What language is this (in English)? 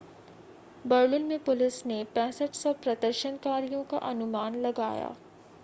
Hindi